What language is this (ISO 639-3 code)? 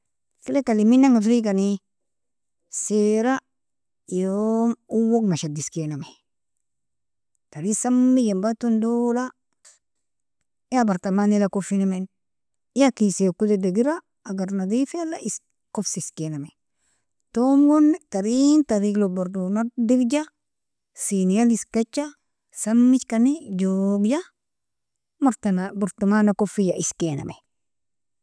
fia